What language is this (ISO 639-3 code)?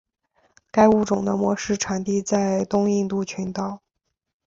zho